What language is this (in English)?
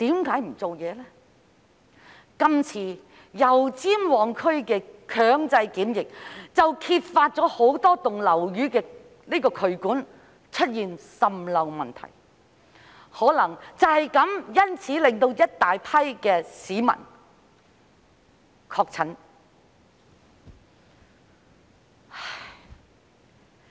Cantonese